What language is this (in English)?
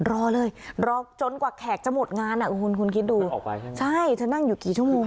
Thai